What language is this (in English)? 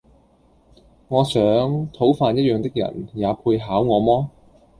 Cantonese